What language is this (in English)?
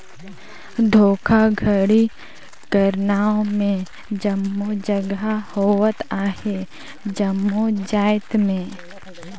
Chhattisgarhi